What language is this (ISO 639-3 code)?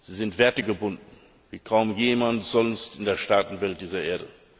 deu